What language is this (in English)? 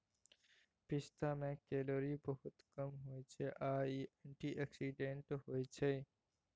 Maithili